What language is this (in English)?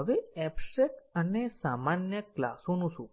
Gujarati